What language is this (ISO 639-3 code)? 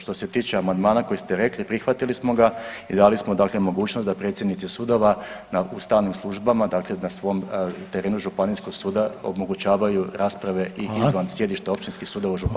hrv